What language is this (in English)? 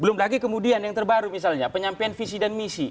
Indonesian